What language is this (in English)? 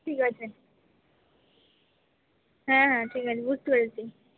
Bangla